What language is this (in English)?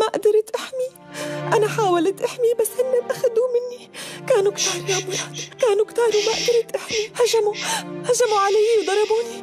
Arabic